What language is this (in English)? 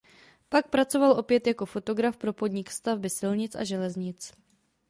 Czech